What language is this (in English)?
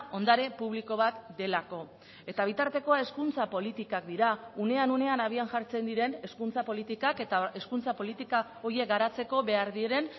Basque